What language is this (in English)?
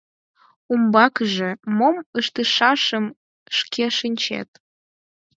Mari